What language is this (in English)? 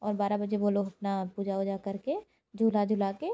Hindi